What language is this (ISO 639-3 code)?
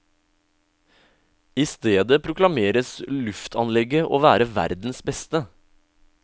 nor